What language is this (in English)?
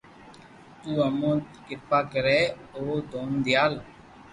Loarki